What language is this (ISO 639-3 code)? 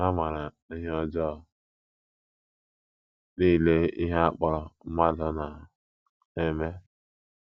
ibo